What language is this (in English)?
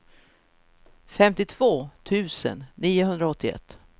Swedish